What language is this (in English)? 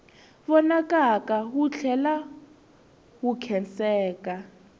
Tsonga